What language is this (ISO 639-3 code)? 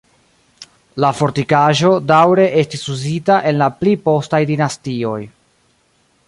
epo